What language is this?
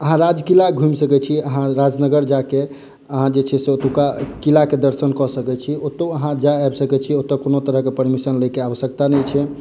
Maithili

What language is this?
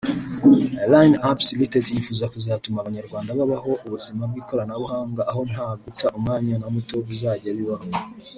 Kinyarwanda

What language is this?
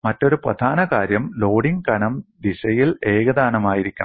Malayalam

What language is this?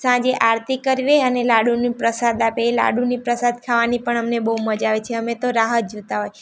Gujarati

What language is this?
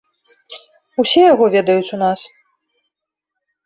Belarusian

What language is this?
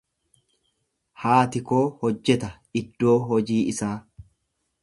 Oromo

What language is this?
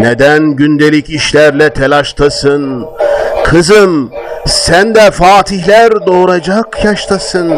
Turkish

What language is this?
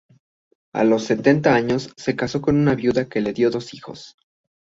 Spanish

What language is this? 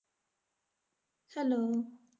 Punjabi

